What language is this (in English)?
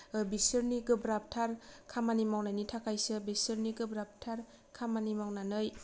Bodo